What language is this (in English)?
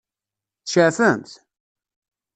Kabyle